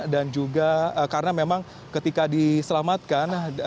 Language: Indonesian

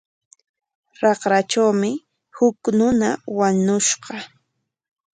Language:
Corongo Ancash Quechua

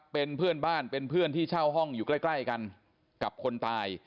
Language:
Thai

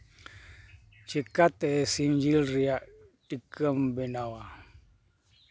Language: Santali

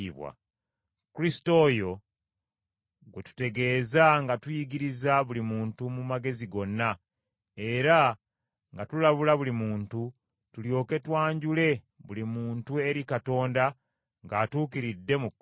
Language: Ganda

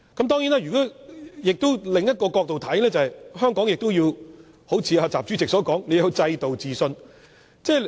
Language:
Cantonese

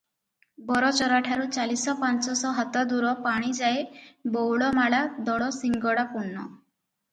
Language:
Odia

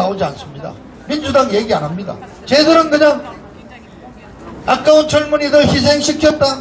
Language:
Korean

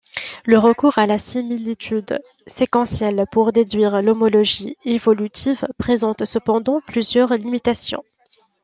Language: French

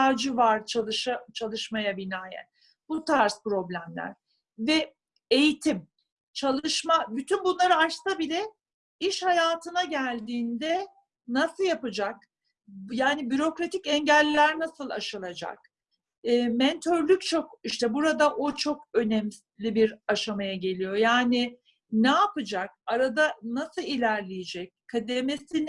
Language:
Turkish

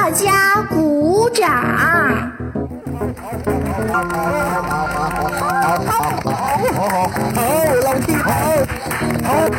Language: Chinese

